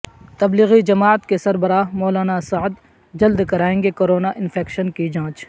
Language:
Urdu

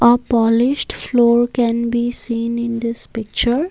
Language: English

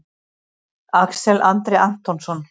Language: Icelandic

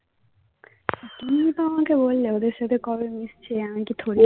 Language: Bangla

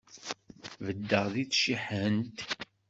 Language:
Kabyle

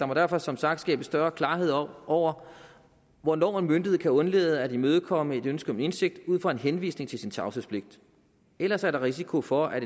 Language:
Danish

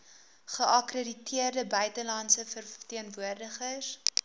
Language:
Afrikaans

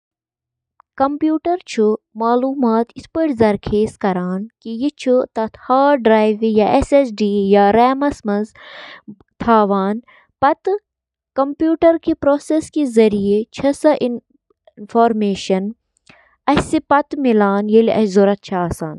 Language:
Kashmiri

